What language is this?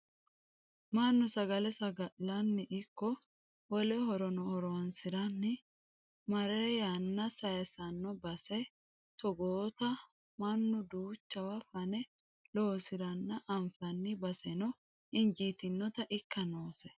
Sidamo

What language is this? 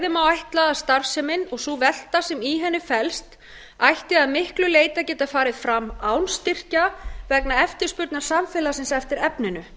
Icelandic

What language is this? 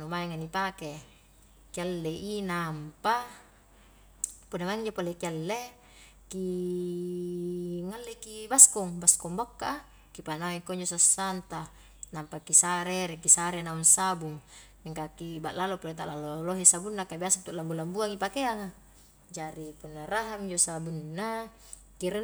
Highland Konjo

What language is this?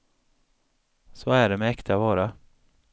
Swedish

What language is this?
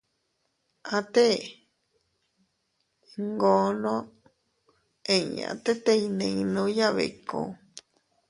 Teutila Cuicatec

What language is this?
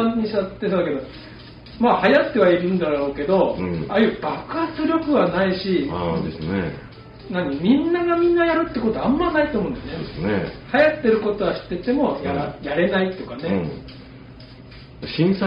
Japanese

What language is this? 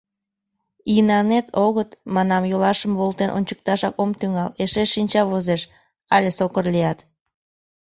Mari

